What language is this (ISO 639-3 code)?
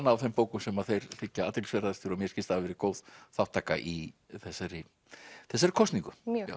isl